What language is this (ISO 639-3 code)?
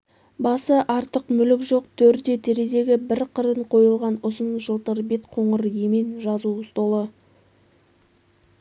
kaz